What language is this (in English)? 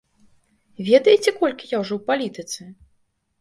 Belarusian